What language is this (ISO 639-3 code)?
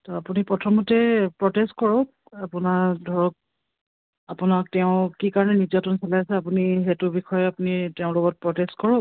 asm